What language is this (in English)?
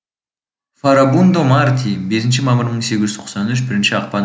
Kazakh